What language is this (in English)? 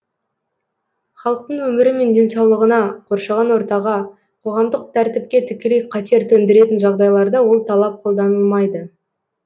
Kazakh